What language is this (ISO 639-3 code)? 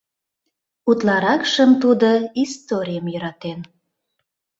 chm